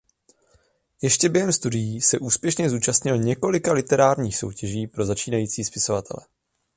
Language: Czech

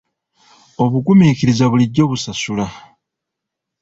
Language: Ganda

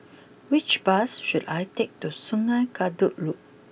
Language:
English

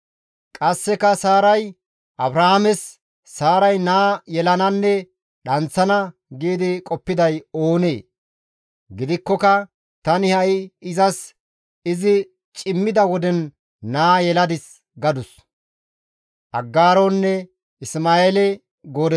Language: Gamo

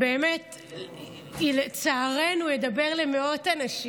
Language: Hebrew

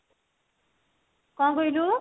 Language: Odia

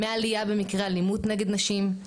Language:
Hebrew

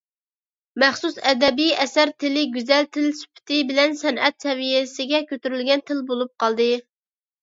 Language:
Uyghur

